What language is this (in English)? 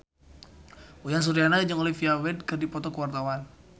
Sundanese